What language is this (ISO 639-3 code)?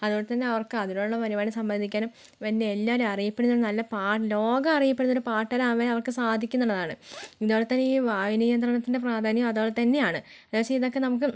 mal